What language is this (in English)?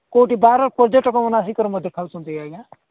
Odia